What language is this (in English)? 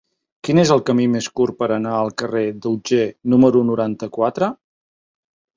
Catalan